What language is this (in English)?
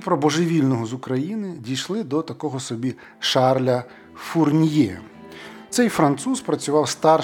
Ukrainian